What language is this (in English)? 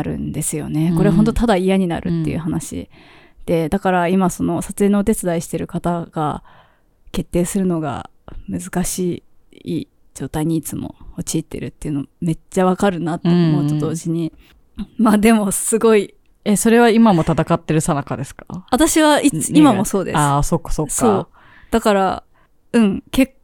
Japanese